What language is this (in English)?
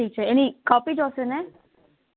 Gujarati